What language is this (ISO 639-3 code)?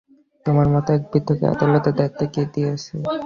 ben